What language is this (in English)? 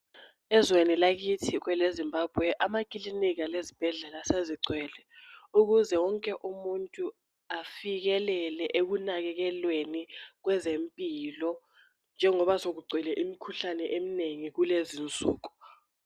North Ndebele